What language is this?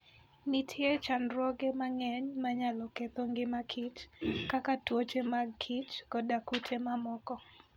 Luo (Kenya and Tanzania)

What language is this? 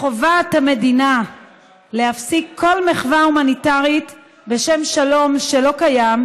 Hebrew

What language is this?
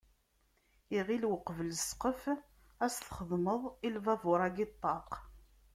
Kabyle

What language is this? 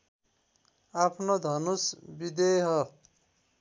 Nepali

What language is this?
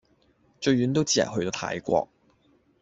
Cantonese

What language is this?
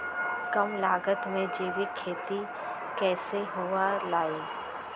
Magahi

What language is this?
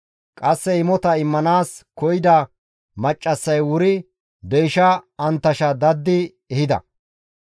Gamo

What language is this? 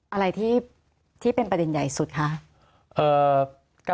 Thai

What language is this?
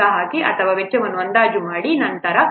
Kannada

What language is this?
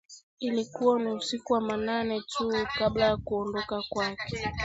Swahili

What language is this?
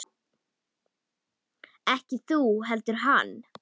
Icelandic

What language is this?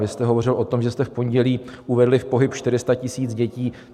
Czech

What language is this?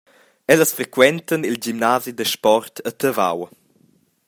Romansh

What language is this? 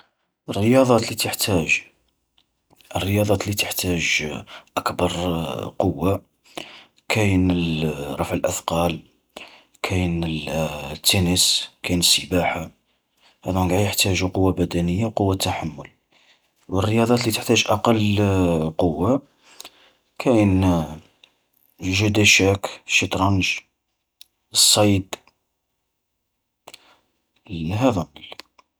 Algerian Arabic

